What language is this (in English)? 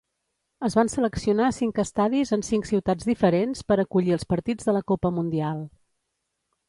Catalan